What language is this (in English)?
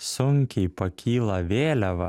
Lithuanian